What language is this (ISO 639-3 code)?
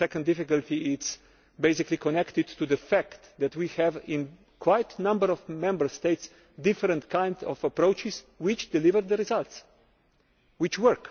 eng